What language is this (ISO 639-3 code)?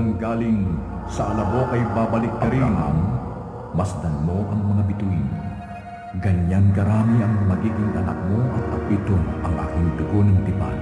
fil